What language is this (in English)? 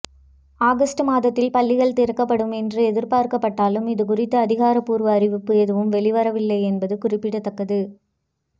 Tamil